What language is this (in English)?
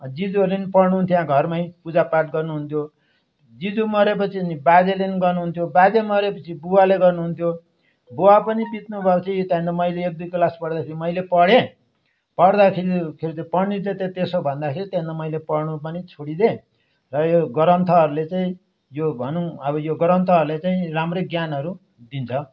Nepali